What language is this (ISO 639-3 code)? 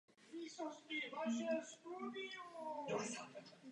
ces